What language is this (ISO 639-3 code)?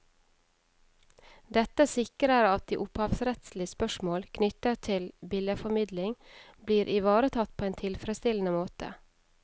nor